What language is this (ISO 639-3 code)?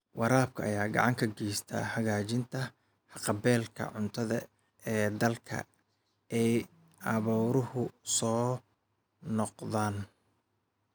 som